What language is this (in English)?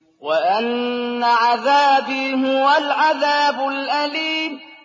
Arabic